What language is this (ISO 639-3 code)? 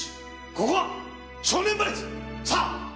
jpn